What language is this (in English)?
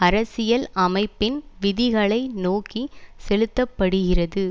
Tamil